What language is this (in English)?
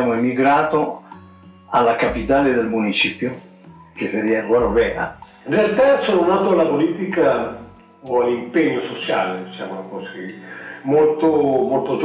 Italian